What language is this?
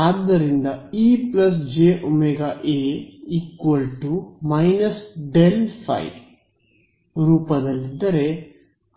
Kannada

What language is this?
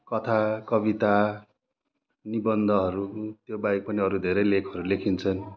Nepali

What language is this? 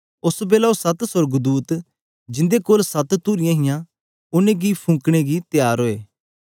Dogri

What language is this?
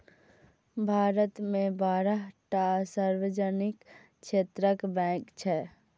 Maithili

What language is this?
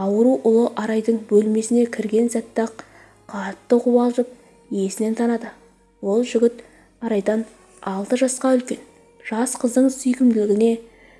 Turkish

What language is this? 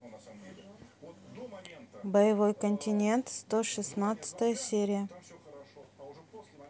Russian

